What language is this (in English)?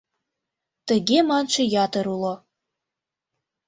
Mari